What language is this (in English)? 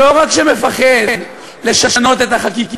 Hebrew